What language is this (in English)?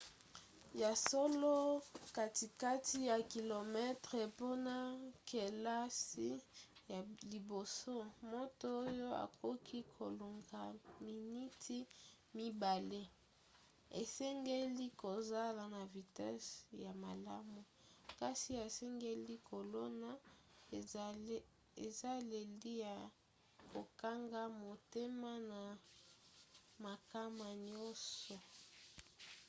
Lingala